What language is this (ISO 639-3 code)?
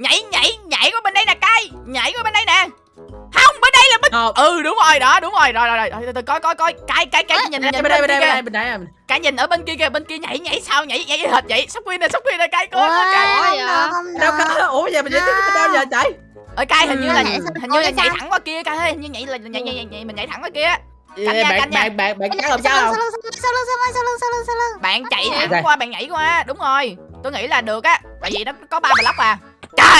vie